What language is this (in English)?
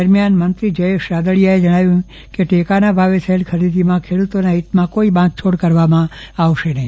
Gujarati